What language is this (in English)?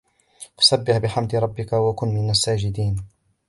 Arabic